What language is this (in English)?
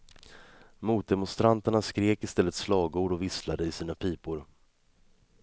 Swedish